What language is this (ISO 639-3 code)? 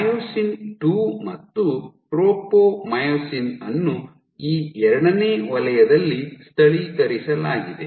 kan